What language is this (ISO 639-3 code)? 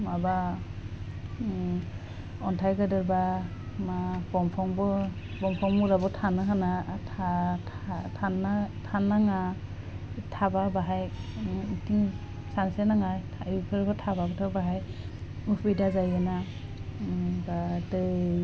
brx